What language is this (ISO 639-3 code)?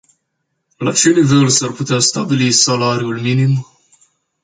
ron